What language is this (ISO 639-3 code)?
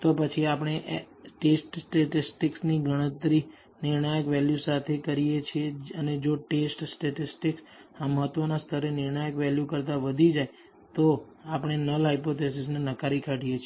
guj